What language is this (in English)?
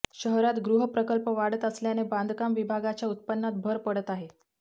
Marathi